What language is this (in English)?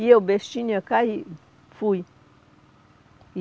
Portuguese